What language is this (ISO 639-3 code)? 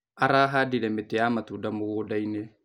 kik